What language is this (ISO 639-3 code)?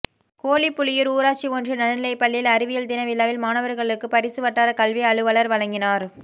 tam